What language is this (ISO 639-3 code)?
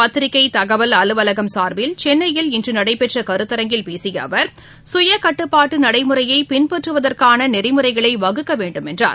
tam